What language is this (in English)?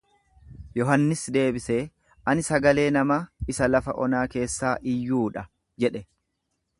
Oromo